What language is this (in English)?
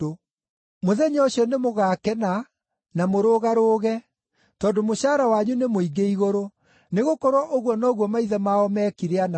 Kikuyu